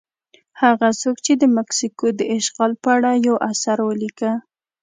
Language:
Pashto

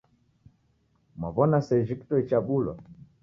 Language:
Taita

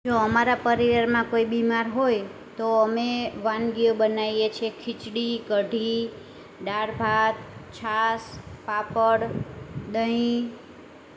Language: Gujarati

